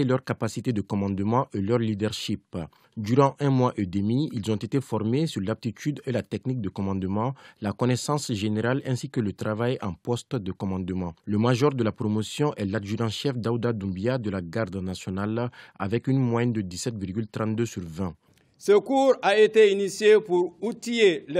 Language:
French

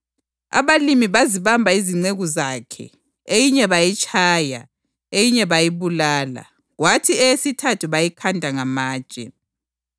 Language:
North Ndebele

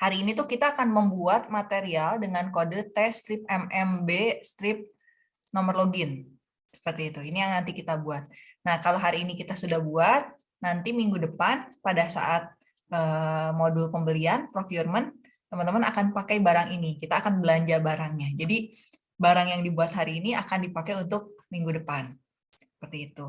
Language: Indonesian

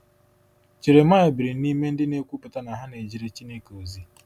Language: Igbo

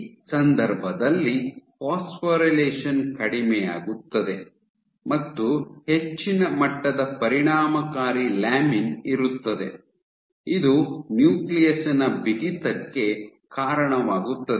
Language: Kannada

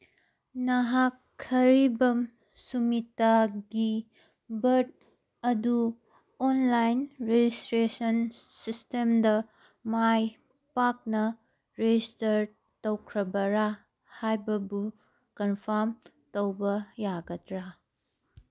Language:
Manipuri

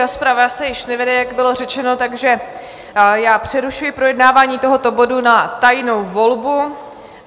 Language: Czech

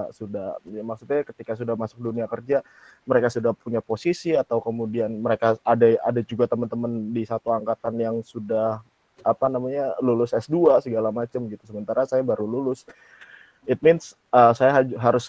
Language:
Indonesian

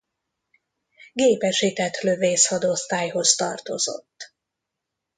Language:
Hungarian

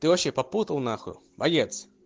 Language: Russian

